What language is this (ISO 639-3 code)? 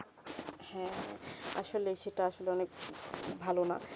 ben